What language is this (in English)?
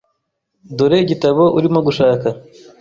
Kinyarwanda